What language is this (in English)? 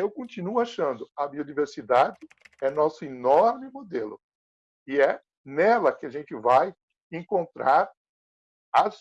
Portuguese